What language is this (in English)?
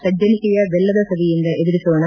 Kannada